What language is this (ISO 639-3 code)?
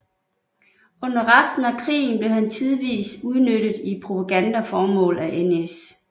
dan